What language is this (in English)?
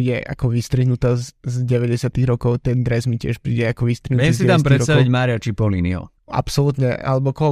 Slovak